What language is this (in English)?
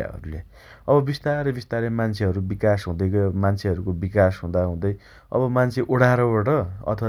Dotyali